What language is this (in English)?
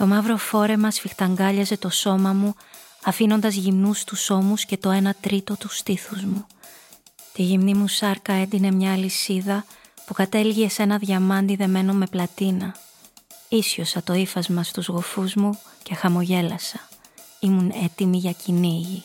Greek